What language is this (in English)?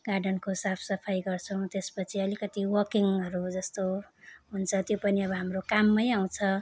Nepali